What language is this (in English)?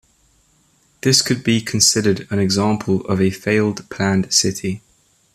English